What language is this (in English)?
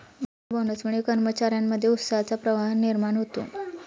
Marathi